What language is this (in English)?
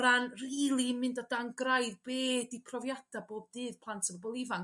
Welsh